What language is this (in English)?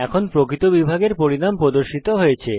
Bangla